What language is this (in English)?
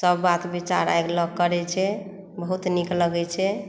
Maithili